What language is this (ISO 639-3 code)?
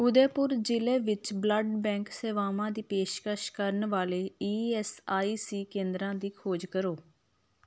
pan